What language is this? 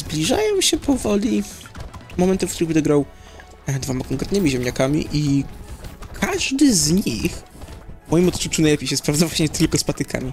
Polish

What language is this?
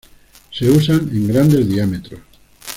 Spanish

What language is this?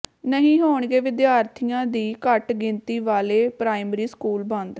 Punjabi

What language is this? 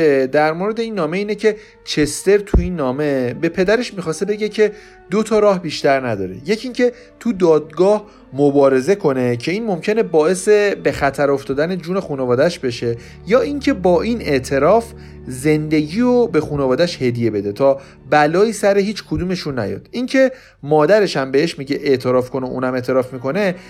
Persian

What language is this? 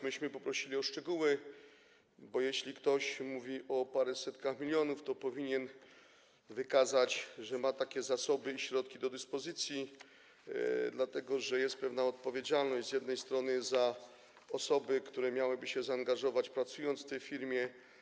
Polish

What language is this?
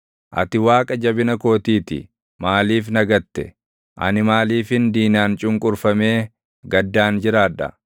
Oromo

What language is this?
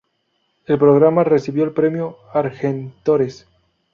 Spanish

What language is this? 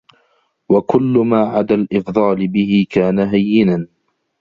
Arabic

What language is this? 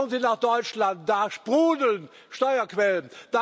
German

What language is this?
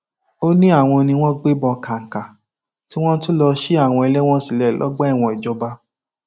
Yoruba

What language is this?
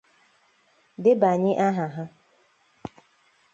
Igbo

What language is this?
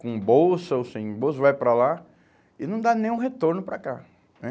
Portuguese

